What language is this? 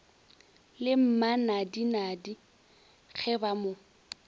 Northern Sotho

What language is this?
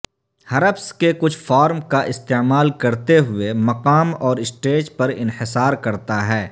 Urdu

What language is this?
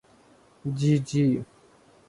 Urdu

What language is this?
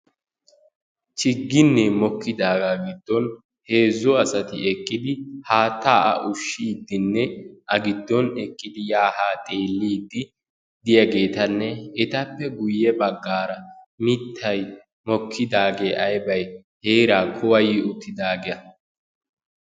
Wolaytta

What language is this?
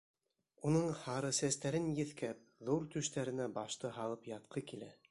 Bashkir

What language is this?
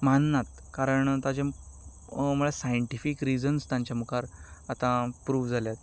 Konkani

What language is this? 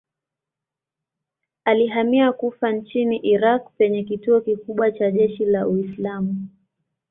Swahili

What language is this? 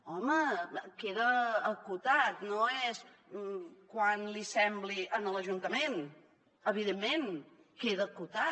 Catalan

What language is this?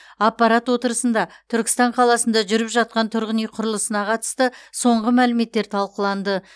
Kazakh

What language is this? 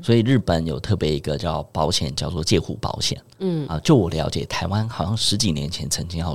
Chinese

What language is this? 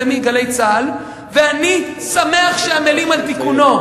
Hebrew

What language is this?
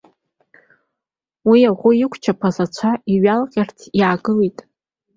Abkhazian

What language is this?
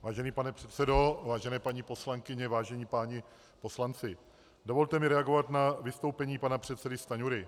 Czech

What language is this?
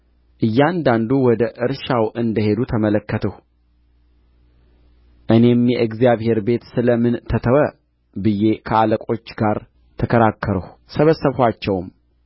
Amharic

